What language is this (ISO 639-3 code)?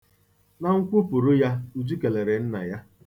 ibo